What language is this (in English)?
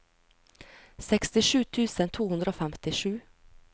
Norwegian